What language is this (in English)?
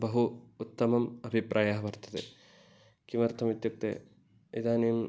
Sanskrit